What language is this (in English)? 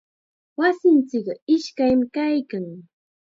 Chiquián Ancash Quechua